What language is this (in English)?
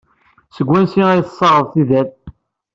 Kabyle